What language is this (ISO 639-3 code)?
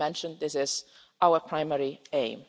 eng